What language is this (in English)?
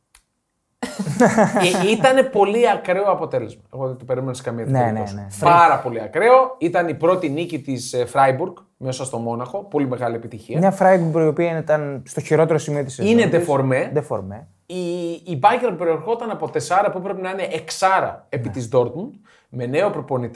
Greek